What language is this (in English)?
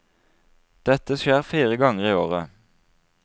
Norwegian